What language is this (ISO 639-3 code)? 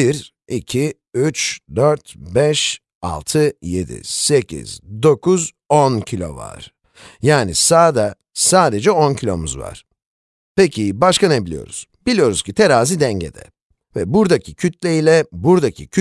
tur